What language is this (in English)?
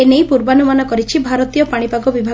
Odia